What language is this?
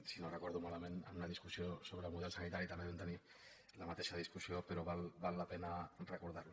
Catalan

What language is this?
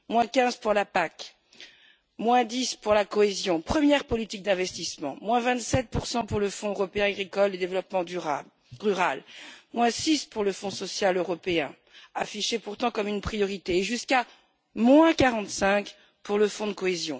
French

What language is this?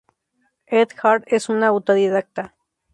Spanish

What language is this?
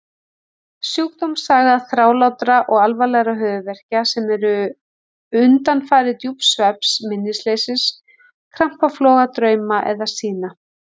Icelandic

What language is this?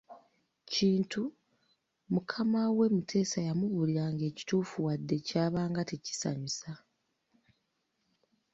Ganda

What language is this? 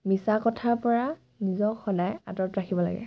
Assamese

